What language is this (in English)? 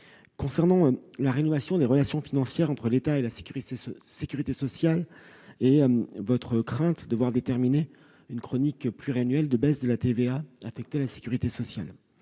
French